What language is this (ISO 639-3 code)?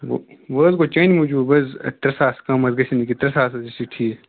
kas